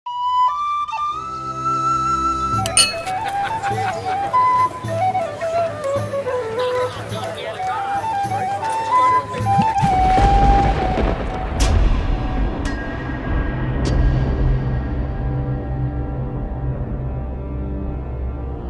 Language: English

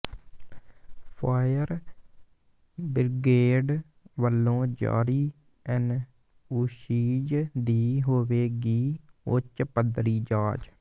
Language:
Punjabi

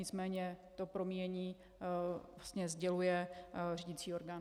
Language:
Czech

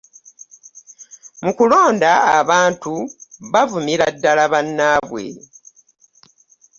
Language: Ganda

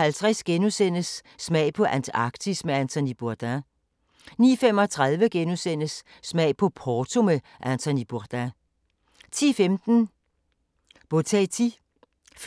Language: Danish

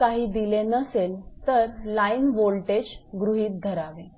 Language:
Marathi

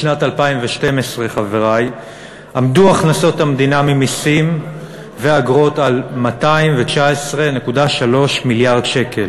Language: Hebrew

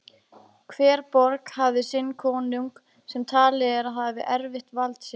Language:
Icelandic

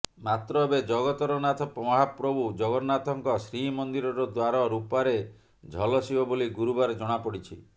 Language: Odia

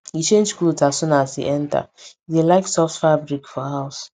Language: Nigerian Pidgin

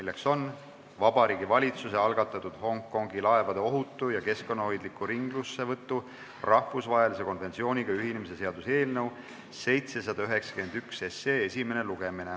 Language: Estonian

